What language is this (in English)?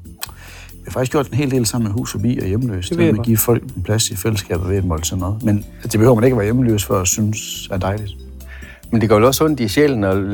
Danish